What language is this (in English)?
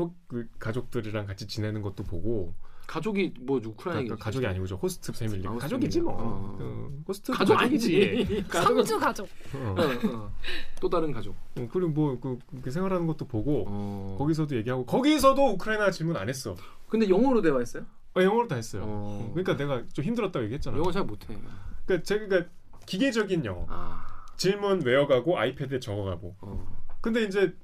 Korean